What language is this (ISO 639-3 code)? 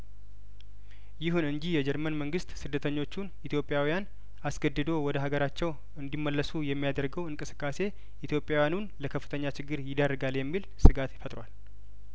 amh